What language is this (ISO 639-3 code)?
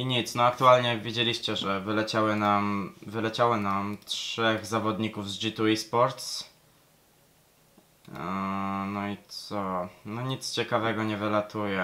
pol